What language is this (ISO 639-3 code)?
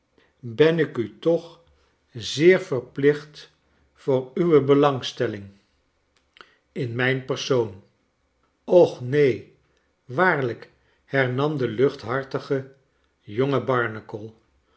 nld